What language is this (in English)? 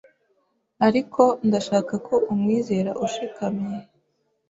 Kinyarwanda